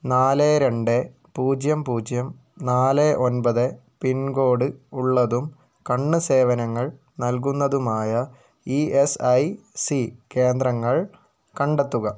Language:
Malayalam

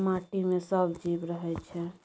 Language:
Maithili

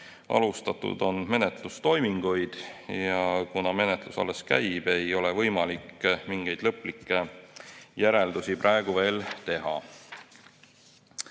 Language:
Estonian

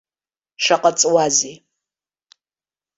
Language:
Abkhazian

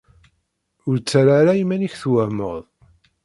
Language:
Kabyle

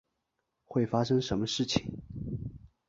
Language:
Chinese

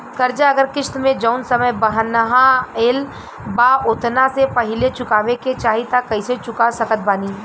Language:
Bhojpuri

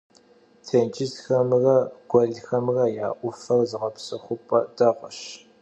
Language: Kabardian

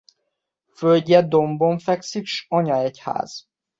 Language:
Hungarian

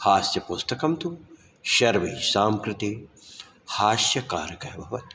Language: Sanskrit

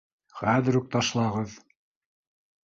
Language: Bashkir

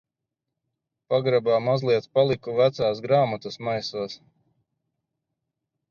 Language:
Latvian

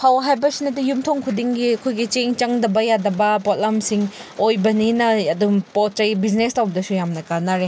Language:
Manipuri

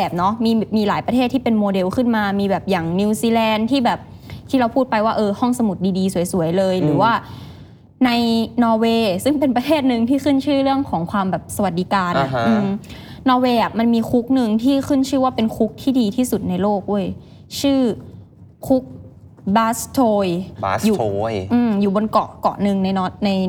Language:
Thai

